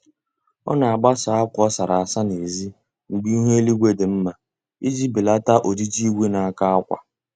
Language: Igbo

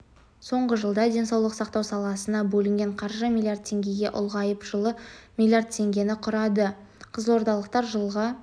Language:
Kazakh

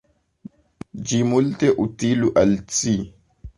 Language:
Esperanto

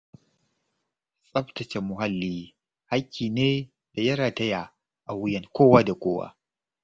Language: Hausa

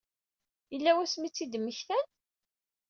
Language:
Kabyle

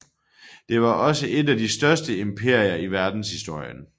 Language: Danish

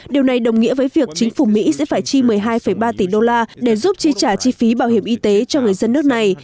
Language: Vietnamese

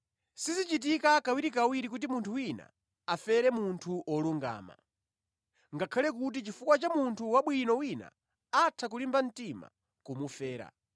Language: Nyanja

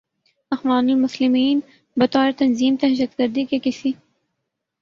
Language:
Urdu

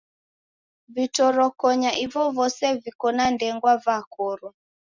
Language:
Taita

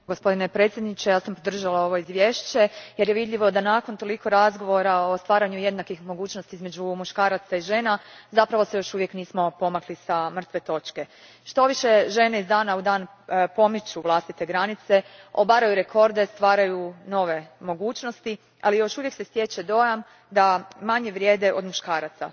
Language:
Croatian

